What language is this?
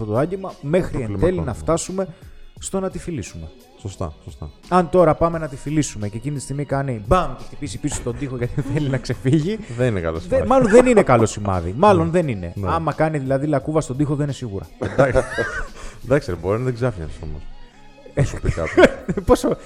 Greek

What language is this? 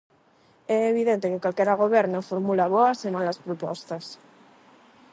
Galician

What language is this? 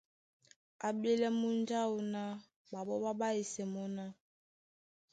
Duala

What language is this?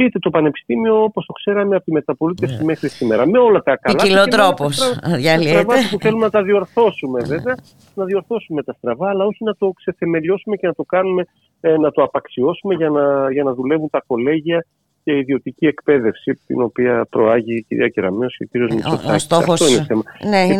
Greek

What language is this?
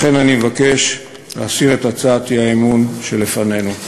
Hebrew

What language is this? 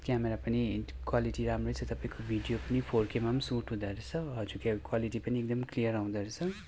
Nepali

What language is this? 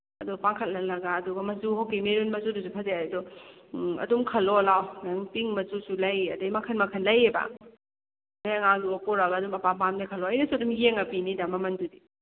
Manipuri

